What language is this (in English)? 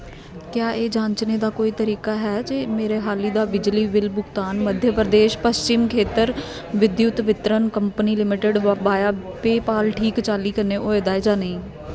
Dogri